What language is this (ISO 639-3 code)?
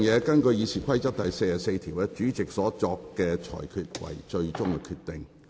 yue